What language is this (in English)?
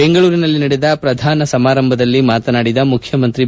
Kannada